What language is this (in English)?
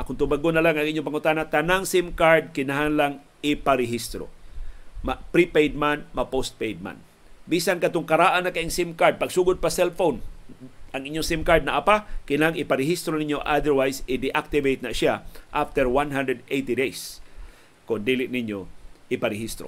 Filipino